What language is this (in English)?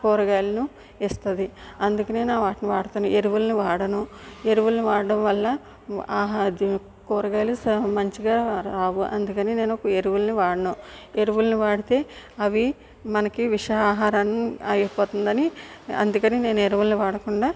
Telugu